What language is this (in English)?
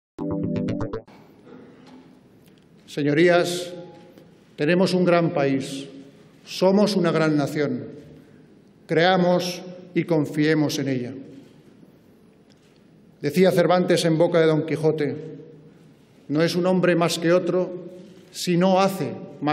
Spanish